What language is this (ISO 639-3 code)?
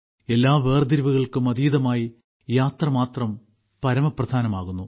mal